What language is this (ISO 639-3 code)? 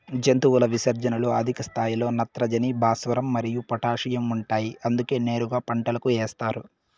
tel